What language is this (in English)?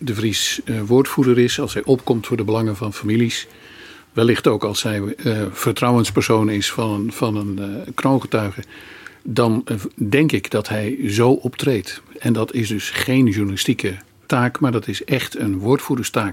Dutch